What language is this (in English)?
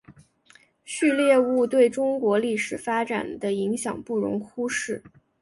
Chinese